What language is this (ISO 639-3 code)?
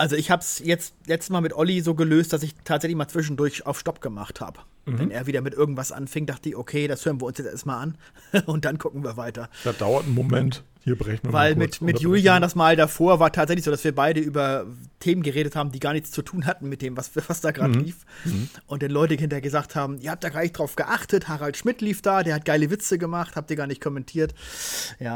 deu